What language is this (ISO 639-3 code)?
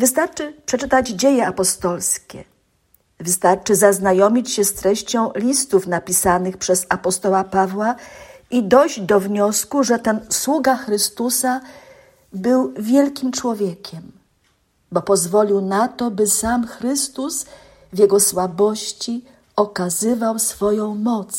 pol